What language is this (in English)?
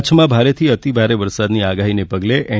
Gujarati